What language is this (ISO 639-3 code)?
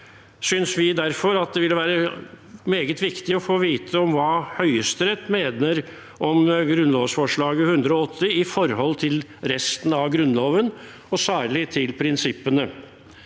nor